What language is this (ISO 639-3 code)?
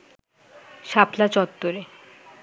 ben